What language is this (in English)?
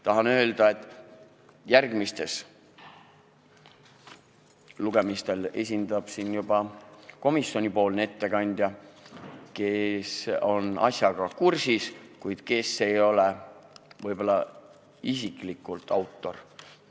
Estonian